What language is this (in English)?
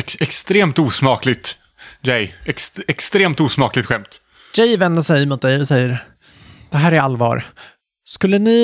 Swedish